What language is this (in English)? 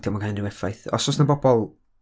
Welsh